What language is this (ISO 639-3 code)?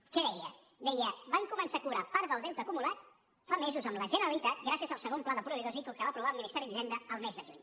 cat